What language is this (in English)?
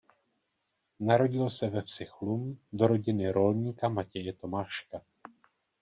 Czech